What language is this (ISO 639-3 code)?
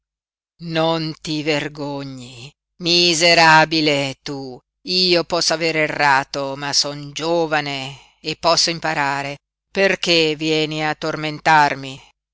ita